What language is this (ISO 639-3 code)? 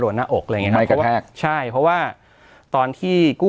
tha